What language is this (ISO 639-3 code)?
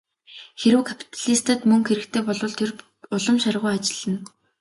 mon